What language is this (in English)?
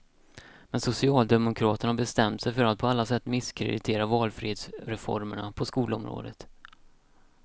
Swedish